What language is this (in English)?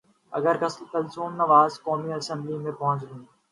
Urdu